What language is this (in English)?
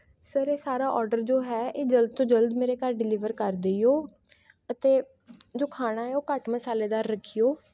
Punjabi